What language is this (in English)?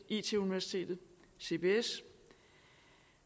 Danish